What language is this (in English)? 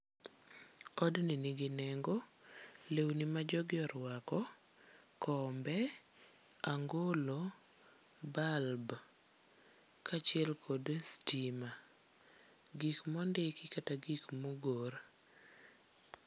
Luo (Kenya and Tanzania)